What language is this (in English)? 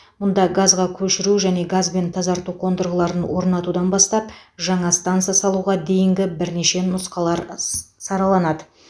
Kazakh